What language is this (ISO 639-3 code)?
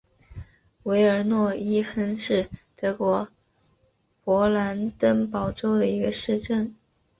zho